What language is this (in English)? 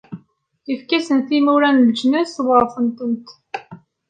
Kabyle